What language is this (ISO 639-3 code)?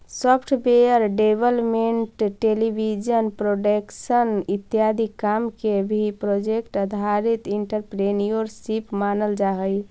mag